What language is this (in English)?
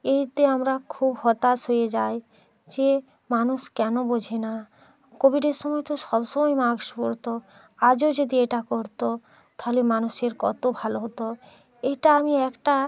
Bangla